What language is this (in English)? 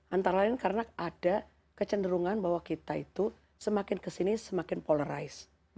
Indonesian